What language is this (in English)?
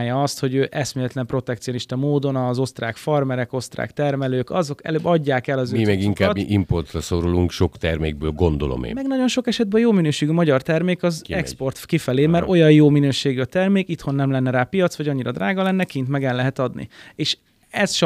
Hungarian